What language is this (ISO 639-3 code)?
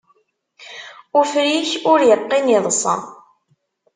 kab